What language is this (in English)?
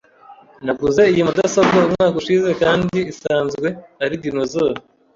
Kinyarwanda